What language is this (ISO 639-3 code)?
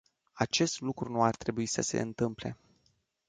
ron